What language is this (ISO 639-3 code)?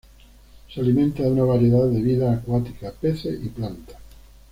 spa